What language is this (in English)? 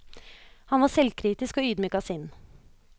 Norwegian